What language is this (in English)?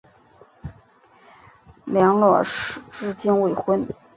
Chinese